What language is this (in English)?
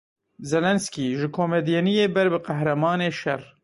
Kurdish